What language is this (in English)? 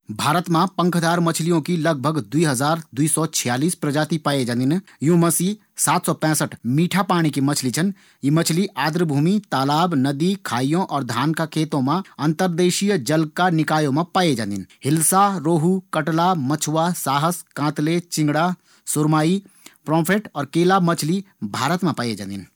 Garhwali